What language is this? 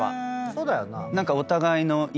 Japanese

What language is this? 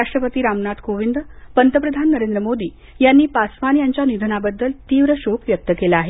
Marathi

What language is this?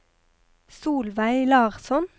Norwegian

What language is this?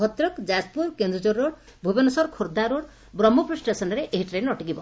Odia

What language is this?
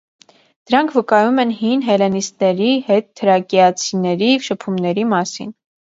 Armenian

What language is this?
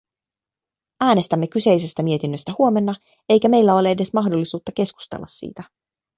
Finnish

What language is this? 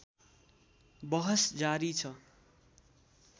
Nepali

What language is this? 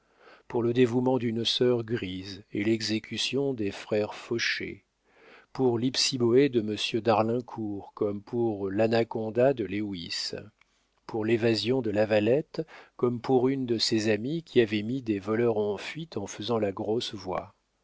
French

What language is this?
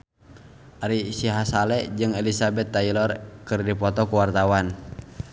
Sundanese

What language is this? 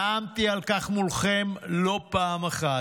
Hebrew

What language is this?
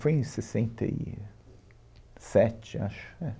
Portuguese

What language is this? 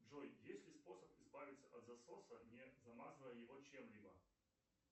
Russian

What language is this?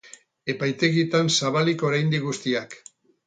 Basque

